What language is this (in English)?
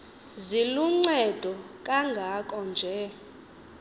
Xhosa